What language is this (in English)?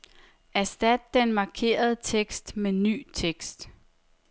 Danish